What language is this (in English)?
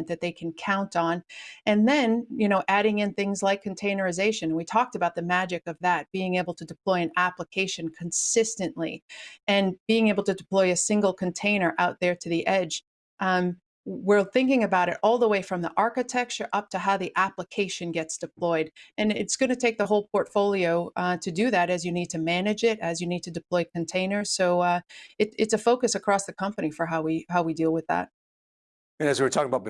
English